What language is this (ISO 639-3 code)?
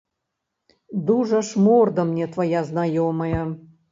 bel